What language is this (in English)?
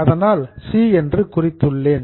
Tamil